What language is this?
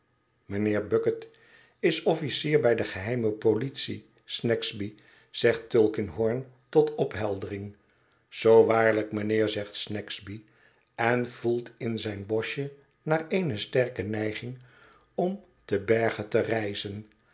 Dutch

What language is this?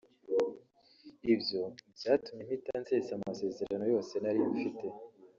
Kinyarwanda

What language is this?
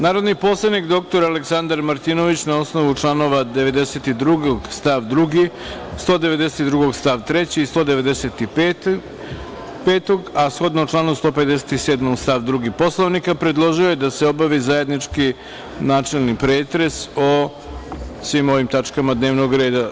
Serbian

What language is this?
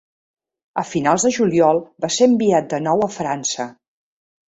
Catalan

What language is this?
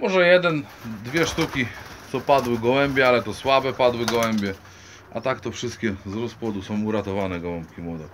Polish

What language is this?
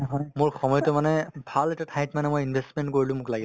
Assamese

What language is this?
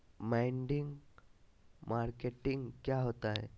Magahi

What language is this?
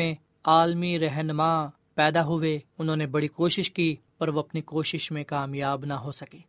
Urdu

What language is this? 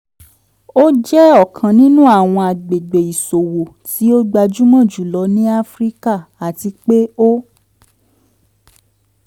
Yoruba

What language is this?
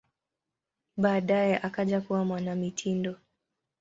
Swahili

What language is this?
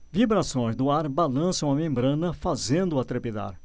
Portuguese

